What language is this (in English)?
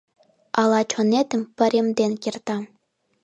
Mari